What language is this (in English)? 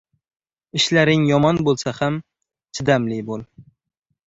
Uzbek